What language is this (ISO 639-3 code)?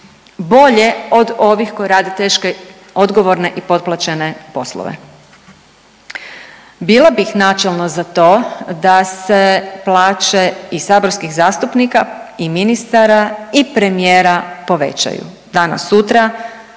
hrv